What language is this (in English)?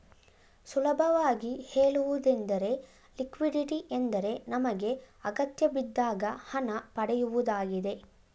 Kannada